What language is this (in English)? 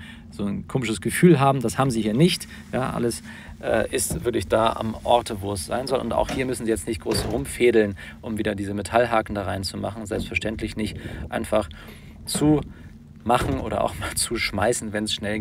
German